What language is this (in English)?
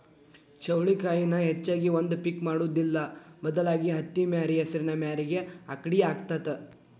Kannada